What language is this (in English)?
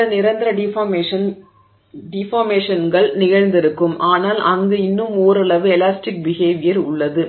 Tamil